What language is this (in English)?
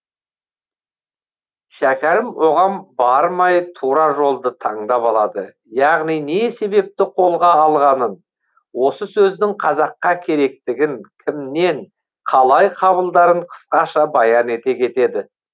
Kazakh